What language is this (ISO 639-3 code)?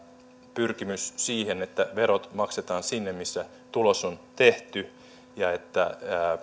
fin